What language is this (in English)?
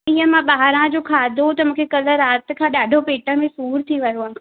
Sindhi